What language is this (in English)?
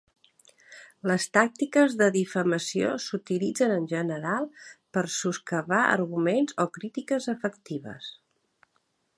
Catalan